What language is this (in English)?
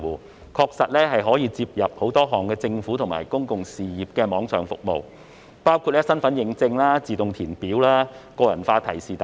Cantonese